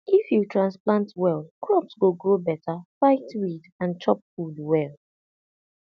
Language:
Nigerian Pidgin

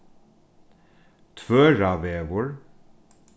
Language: Faroese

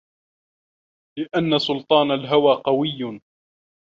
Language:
Arabic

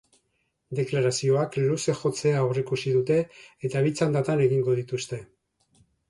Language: Basque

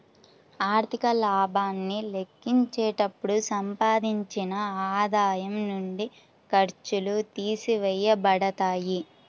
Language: Telugu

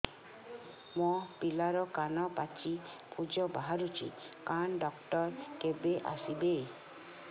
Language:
Odia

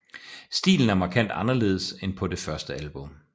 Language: Danish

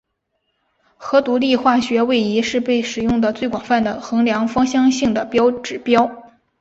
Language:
Chinese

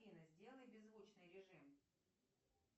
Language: Russian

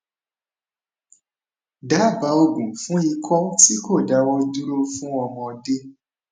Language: Yoruba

